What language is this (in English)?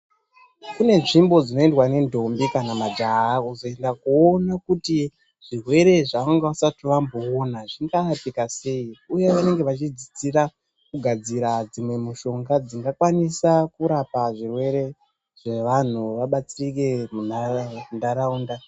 Ndau